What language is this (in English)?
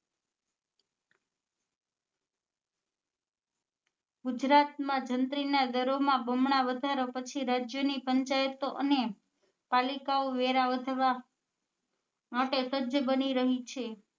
Gujarati